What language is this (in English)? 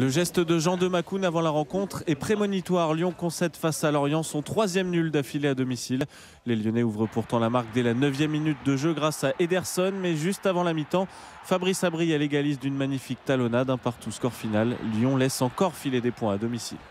French